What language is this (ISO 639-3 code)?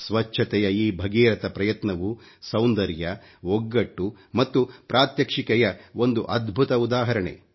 kan